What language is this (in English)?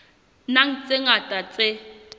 Southern Sotho